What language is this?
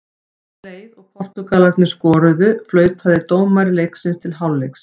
Icelandic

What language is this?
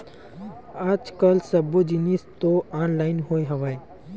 Chhattisgarhi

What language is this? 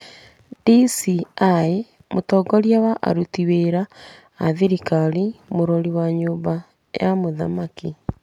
Kikuyu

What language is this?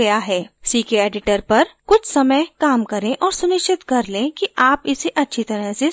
Hindi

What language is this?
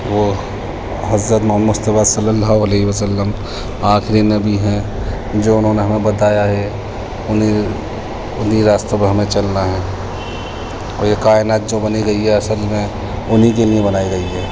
Urdu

